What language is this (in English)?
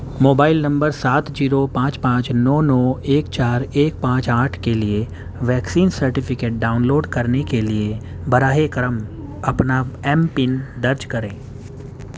Urdu